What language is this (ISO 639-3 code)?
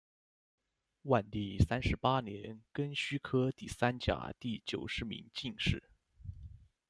zho